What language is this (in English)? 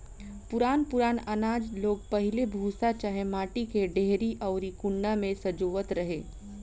Bhojpuri